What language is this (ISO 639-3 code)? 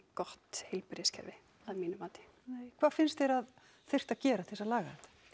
isl